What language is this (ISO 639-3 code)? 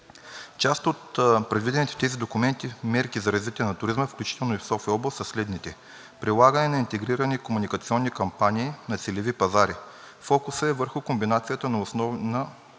bul